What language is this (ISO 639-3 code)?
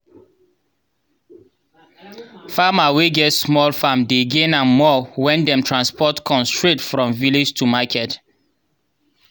pcm